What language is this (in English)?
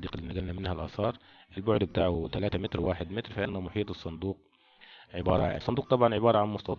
Arabic